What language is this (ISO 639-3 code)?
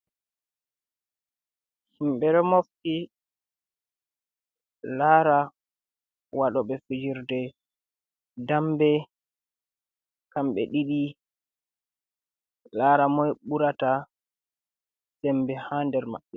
ful